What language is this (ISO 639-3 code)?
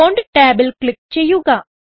mal